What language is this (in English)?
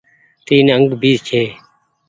Goaria